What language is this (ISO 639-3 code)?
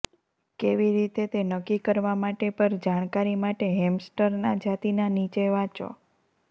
guj